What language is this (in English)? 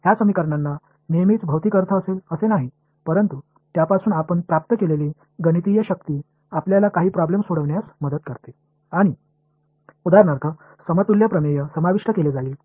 Tamil